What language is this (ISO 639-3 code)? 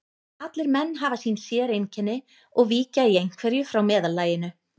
isl